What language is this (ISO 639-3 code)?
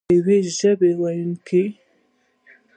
pus